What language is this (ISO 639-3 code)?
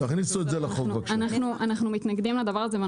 heb